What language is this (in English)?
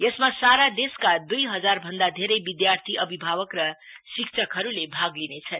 Nepali